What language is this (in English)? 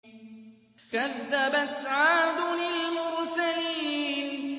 Arabic